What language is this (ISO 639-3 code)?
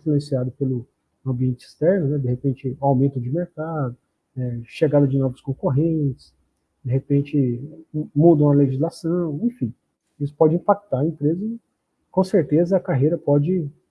por